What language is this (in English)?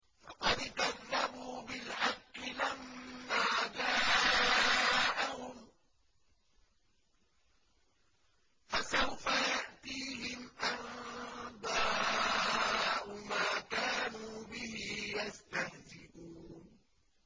Arabic